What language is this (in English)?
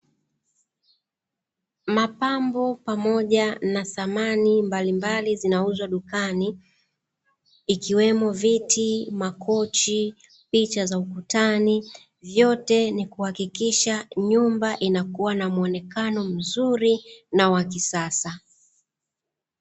Swahili